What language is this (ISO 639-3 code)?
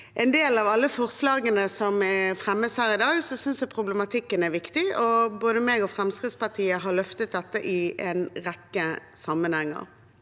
nor